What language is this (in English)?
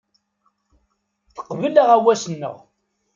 Kabyle